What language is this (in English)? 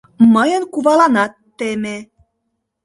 Mari